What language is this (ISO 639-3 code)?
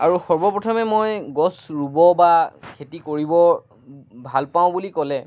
asm